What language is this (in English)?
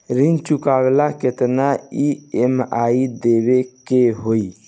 Bhojpuri